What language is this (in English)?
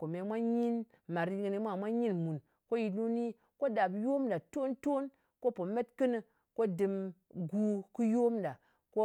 Ngas